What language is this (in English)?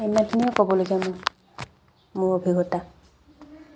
Assamese